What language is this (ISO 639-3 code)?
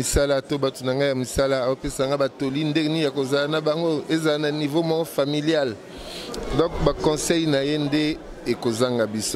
fra